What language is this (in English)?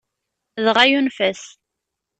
Kabyle